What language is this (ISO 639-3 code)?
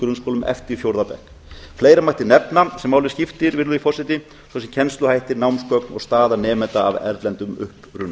isl